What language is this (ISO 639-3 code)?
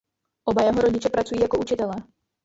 ces